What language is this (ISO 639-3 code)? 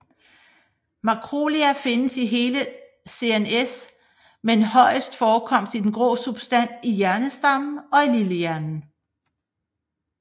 dan